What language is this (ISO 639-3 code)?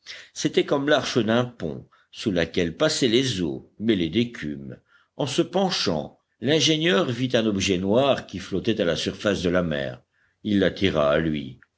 fra